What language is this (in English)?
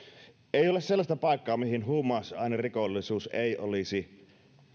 Finnish